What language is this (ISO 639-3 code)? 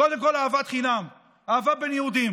heb